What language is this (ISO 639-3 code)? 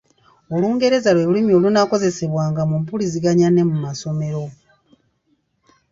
lug